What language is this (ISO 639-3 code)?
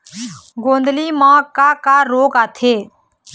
hne